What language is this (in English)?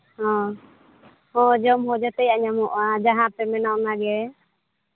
Santali